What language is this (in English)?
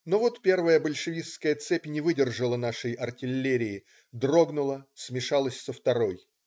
Russian